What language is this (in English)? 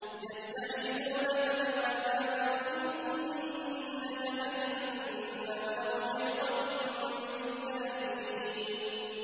Arabic